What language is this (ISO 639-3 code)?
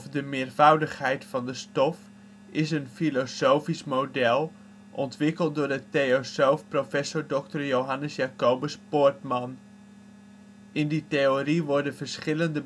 nld